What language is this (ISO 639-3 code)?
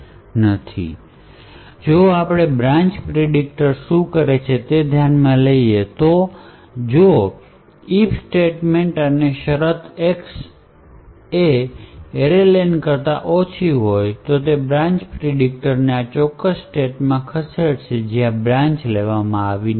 guj